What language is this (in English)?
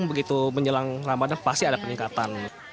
Indonesian